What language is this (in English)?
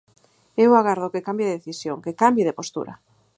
Galician